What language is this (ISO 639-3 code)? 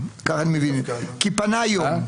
heb